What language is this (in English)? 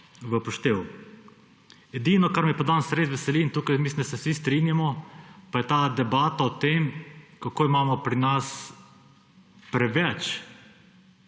Slovenian